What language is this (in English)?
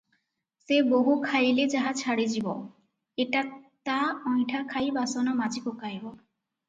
Odia